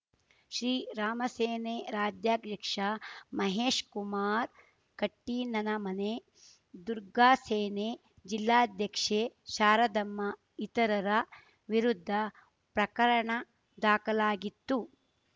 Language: Kannada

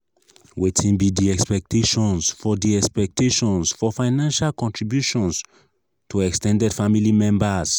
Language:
Nigerian Pidgin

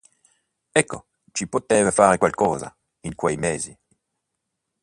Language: Italian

